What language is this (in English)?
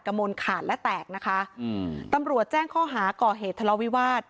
Thai